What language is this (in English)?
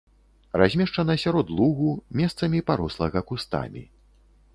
Belarusian